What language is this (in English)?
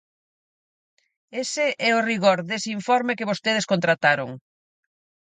Galician